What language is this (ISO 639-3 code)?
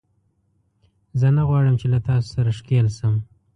pus